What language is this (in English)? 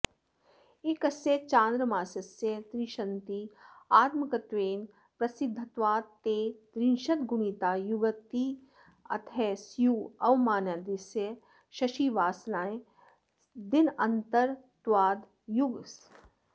Sanskrit